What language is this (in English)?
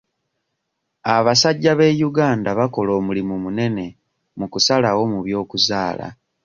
Ganda